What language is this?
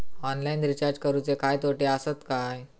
Marathi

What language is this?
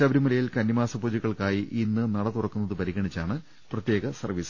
Malayalam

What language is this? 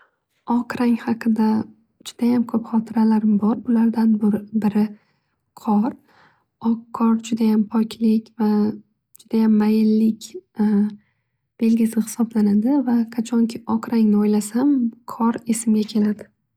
Uzbek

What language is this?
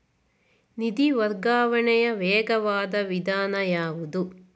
Kannada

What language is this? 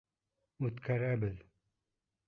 Bashkir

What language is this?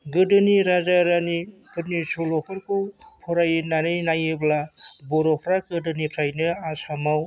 Bodo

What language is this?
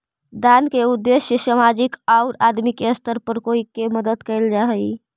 Magahi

